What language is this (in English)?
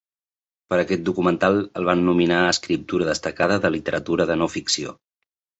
Catalan